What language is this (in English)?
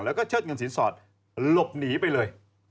Thai